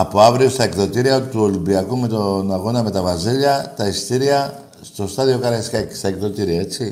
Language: Greek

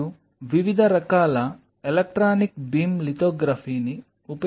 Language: Telugu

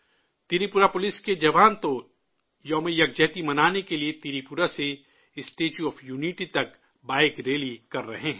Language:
Urdu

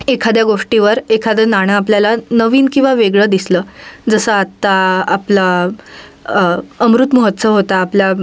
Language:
Marathi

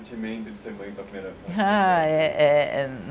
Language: Portuguese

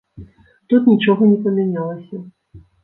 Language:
Belarusian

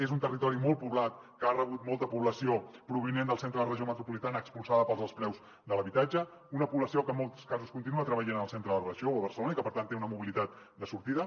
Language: Catalan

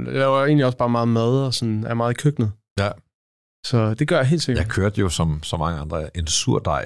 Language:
Danish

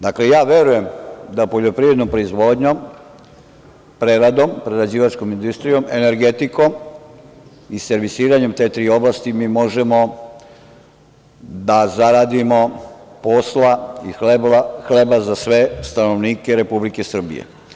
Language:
Serbian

